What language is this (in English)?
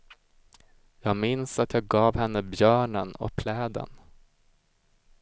Swedish